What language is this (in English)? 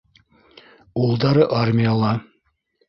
Bashkir